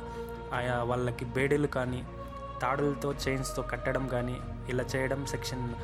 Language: Telugu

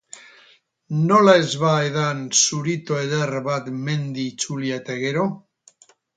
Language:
Basque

